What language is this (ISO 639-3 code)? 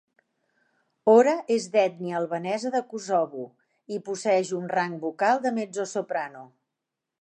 cat